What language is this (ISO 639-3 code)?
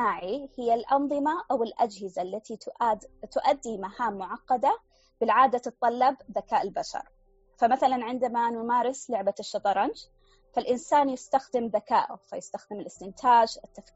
ara